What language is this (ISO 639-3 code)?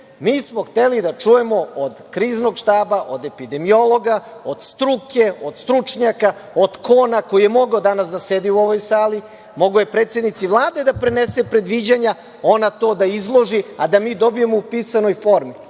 srp